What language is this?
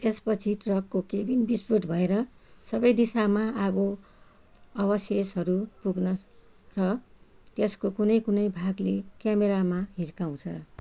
Nepali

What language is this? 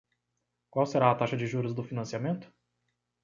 Portuguese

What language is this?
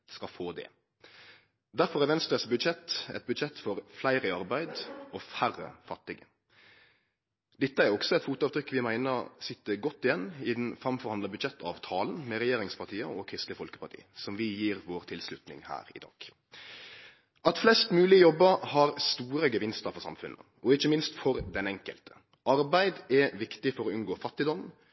Norwegian Nynorsk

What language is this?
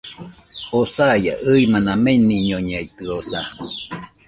Nüpode Huitoto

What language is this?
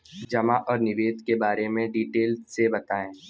Hindi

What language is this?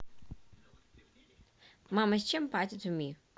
Russian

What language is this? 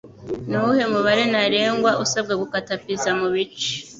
Kinyarwanda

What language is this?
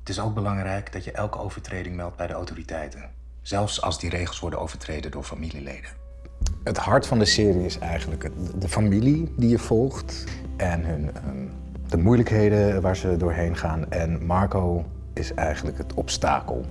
Dutch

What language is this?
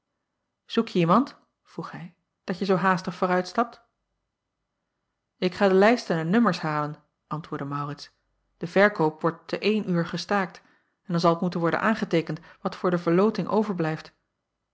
Dutch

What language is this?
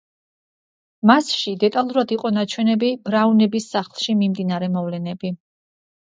Georgian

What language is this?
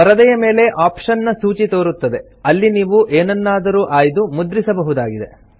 Kannada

